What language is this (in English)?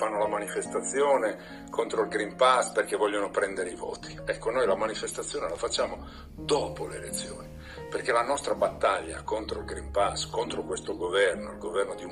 Italian